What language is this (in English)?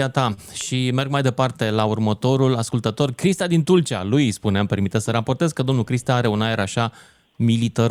Romanian